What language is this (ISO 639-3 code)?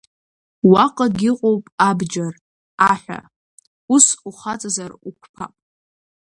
abk